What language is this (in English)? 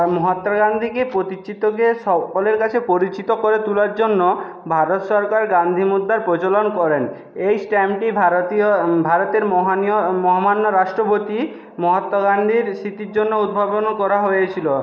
Bangla